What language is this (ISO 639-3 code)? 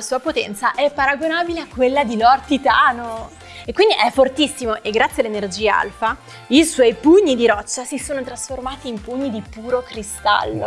ita